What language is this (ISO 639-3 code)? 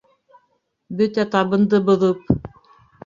bak